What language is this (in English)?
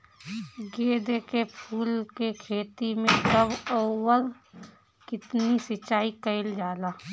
Bhojpuri